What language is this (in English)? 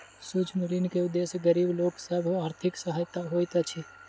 Maithili